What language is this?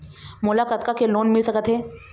Chhattisgarhi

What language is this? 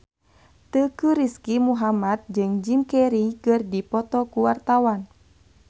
Sundanese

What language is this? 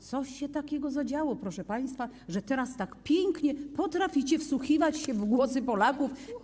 Polish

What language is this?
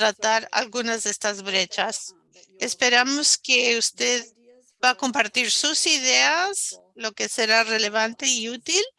Spanish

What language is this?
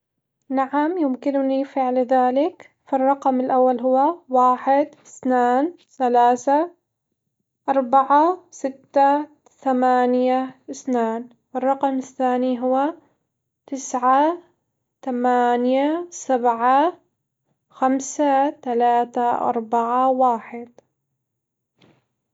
Hijazi Arabic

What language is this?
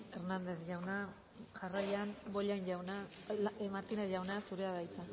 Basque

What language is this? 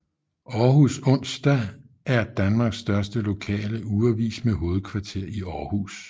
Danish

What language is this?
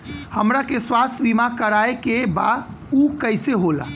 Bhojpuri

